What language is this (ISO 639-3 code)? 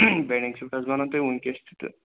kas